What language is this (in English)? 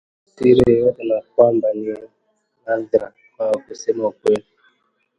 Swahili